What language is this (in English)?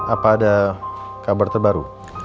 Indonesian